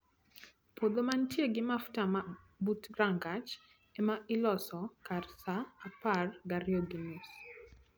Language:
Luo (Kenya and Tanzania)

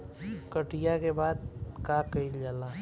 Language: Bhojpuri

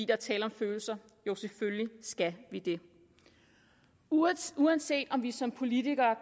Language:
Danish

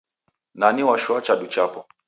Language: Taita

